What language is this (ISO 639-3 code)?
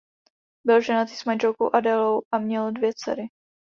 ces